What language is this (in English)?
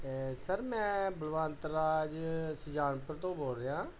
Punjabi